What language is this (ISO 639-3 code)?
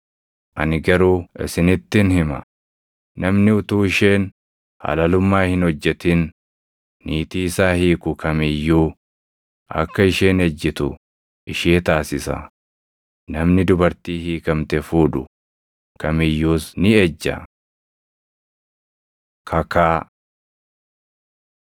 orm